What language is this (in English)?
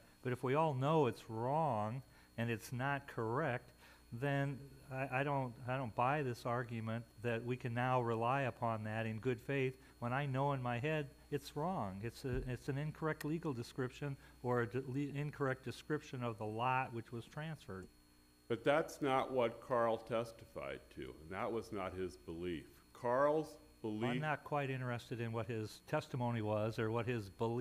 English